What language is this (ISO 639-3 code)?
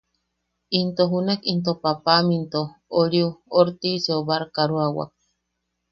yaq